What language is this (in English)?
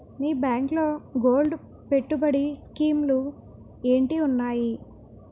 Telugu